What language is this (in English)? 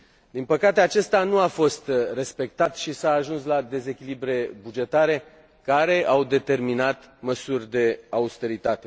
Romanian